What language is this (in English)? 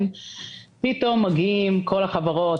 Hebrew